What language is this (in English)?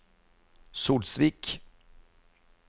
Norwegian